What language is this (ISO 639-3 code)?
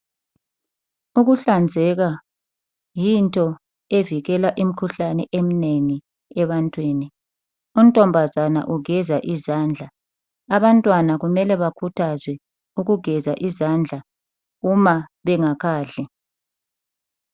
nde